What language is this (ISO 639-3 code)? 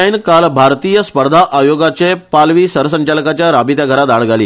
kok